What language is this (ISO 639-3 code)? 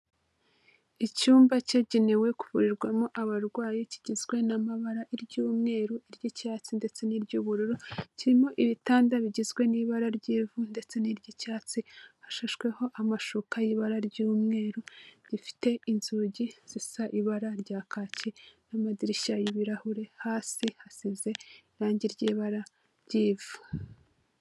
kin